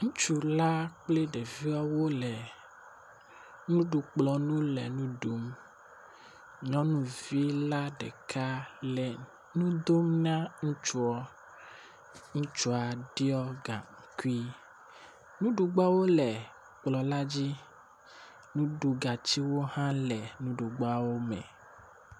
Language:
Ewe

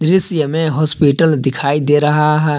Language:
Hindi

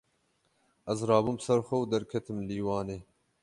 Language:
Kurdish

